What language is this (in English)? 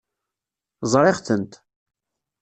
Kabyle